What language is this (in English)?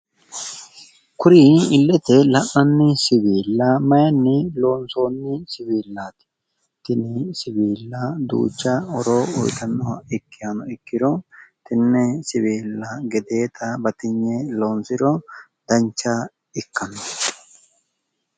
Sidamo